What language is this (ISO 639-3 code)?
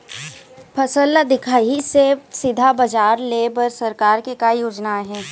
hne